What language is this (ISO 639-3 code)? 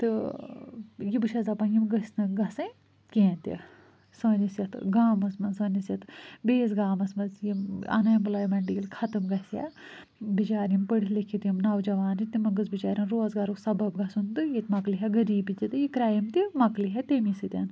kas